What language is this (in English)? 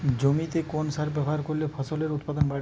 Bangla